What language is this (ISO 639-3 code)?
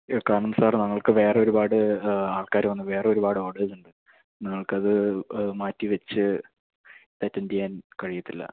mal